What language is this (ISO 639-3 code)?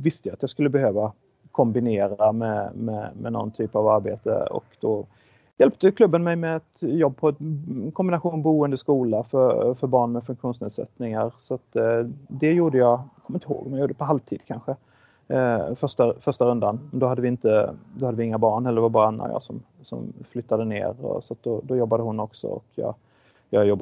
swe